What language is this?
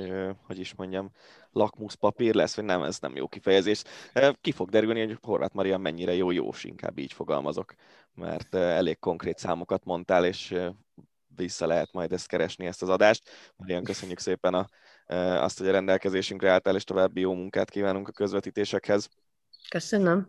Hungarian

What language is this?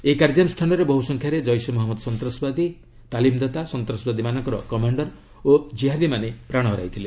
Odia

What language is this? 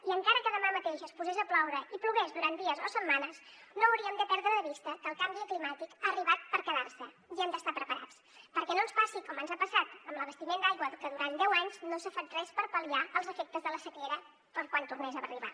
Catalan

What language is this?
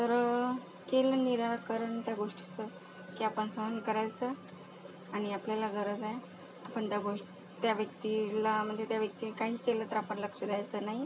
Marathi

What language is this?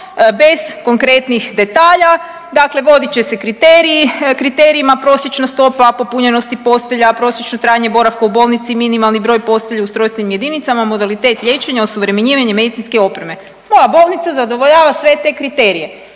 Croatian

